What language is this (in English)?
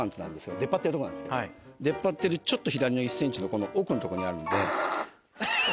Japanese